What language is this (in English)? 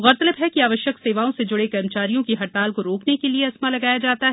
Hindi